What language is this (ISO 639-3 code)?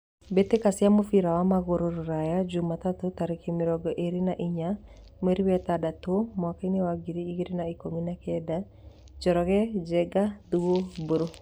kik